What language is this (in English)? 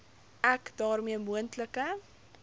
Afrikaans